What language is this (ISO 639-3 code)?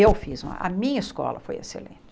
por